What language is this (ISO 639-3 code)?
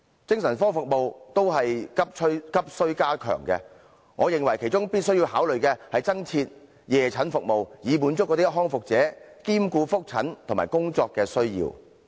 yue